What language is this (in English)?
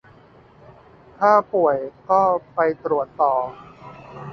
Thai